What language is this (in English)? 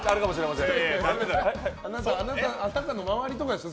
Japanese